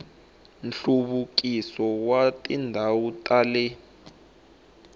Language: Tsonga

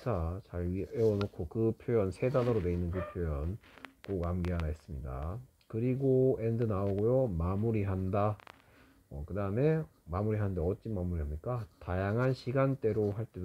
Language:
Korean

